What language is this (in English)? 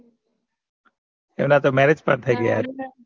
Gujarati